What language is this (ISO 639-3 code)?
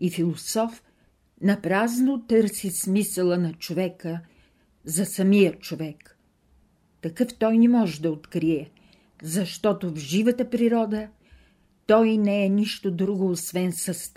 bul